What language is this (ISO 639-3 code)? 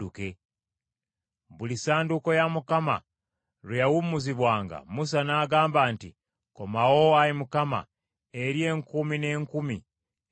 lug